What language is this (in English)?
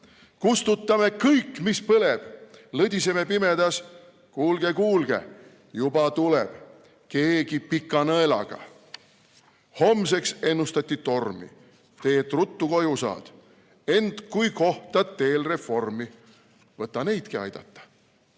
Estonian